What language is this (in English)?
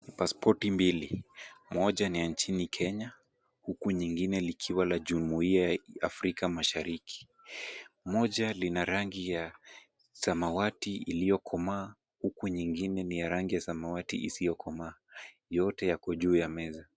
Swahili